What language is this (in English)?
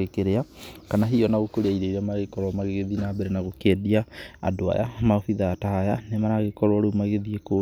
Kikuyu